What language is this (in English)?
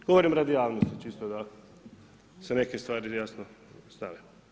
Croatian